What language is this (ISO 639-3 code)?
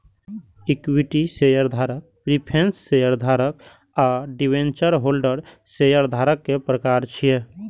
mai